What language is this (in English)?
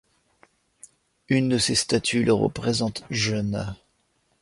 French